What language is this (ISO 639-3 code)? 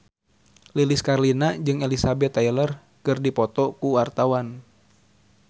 sun